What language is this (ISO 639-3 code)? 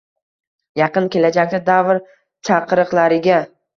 uzb